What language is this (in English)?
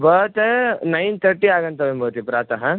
Sanskrit